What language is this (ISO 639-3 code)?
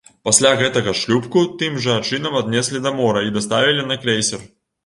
bel